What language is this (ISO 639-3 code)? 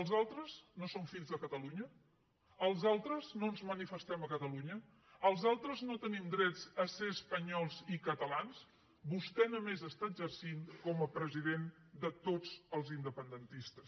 cat